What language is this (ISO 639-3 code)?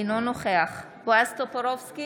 heb